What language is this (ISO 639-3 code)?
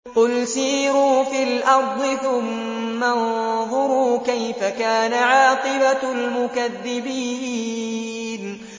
ara